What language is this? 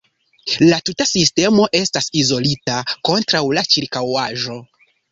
Esperanto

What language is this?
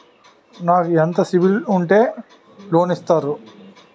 Telugu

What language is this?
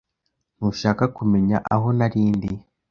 Kinyarwanda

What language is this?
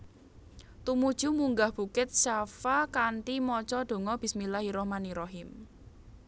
Javanese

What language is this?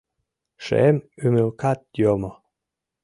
Mari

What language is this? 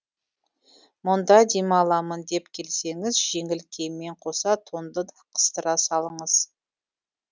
Kazakh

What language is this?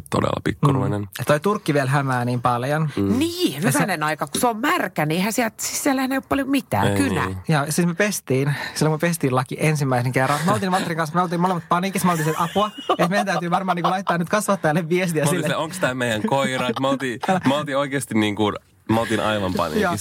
Finnish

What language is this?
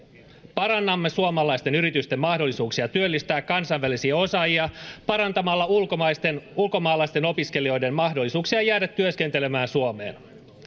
Finnish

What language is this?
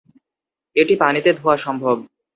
Bangla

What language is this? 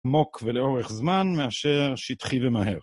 Hebrew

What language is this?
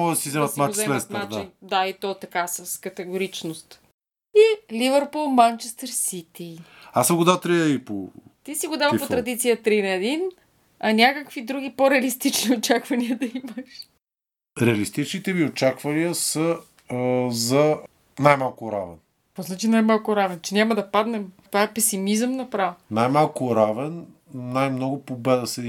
Bulgarian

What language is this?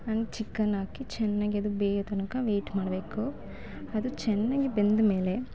Kannada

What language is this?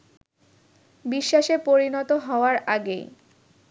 Bangla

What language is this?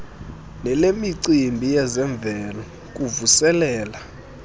Xhosa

